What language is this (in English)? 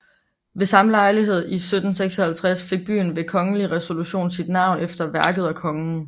Danish